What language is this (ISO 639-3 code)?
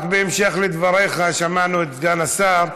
heb